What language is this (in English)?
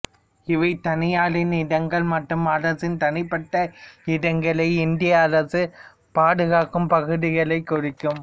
Tamil